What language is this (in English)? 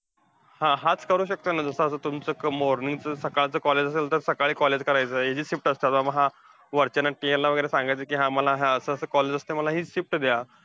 Marathi